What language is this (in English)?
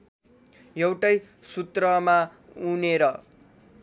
Nepali